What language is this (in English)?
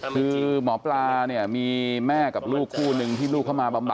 Thai